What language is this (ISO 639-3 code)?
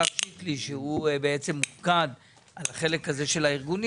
heb